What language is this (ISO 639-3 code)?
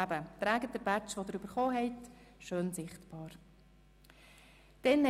gsw